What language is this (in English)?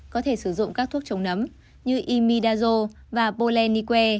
Vietnamese